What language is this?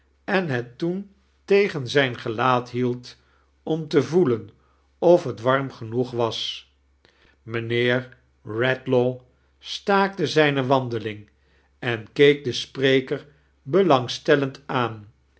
Dutch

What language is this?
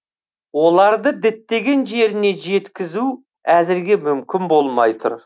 Kazakh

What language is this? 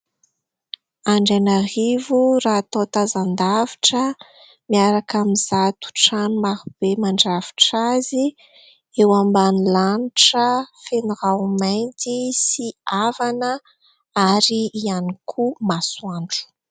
Malagasy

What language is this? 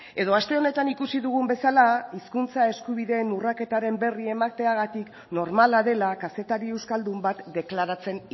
Basque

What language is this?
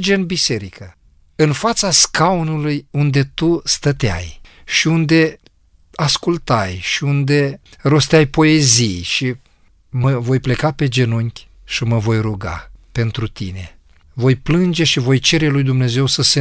Romanian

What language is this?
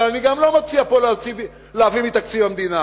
Hebrew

